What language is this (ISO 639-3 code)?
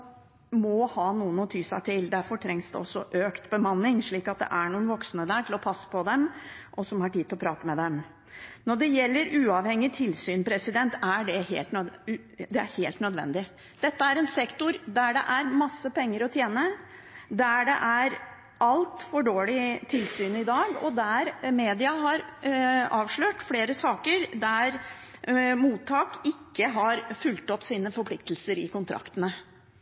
nob